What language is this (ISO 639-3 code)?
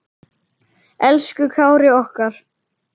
isl